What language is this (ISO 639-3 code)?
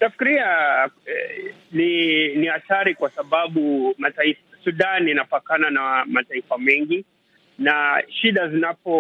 swa